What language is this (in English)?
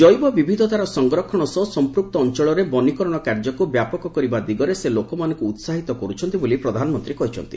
Odia